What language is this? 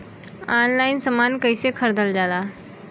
Bhojpuri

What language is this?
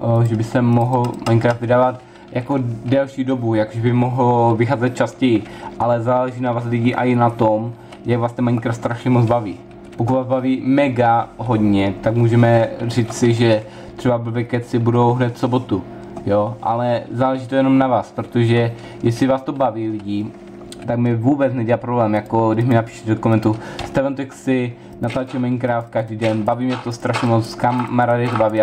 Czech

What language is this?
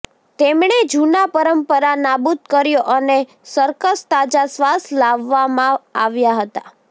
Gujarati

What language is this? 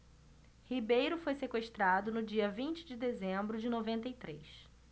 Portuguese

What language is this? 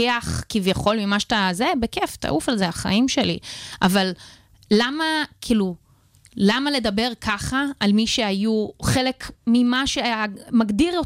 Hebrew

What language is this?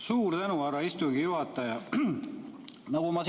Estonian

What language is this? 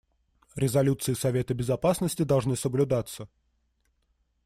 Russian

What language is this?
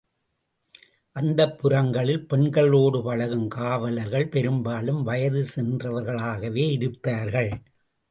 Tamil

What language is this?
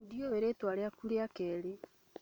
Kikuyu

